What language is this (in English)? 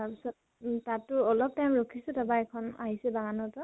Assamese